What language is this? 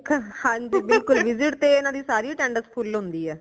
Punjabi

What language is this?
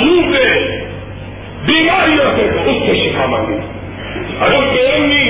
Urdu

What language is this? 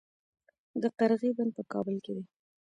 Pashto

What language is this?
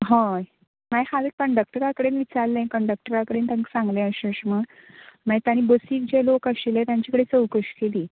Konkani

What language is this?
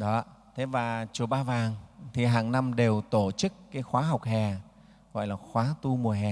Vietnamese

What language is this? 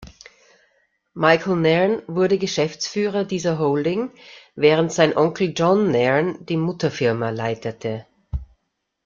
German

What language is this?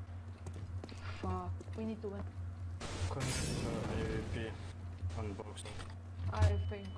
Russian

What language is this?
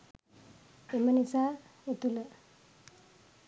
Sinhala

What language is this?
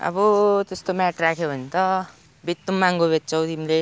Nepali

